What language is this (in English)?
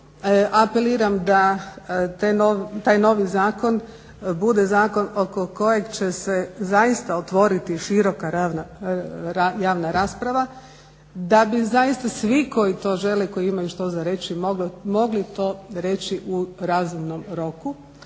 Croatian